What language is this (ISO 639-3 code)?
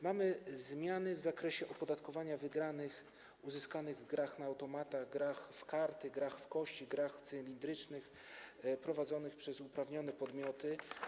pol